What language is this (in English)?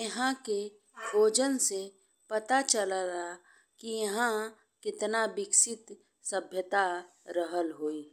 Bhojpuri